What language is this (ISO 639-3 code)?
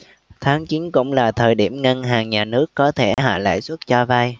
vie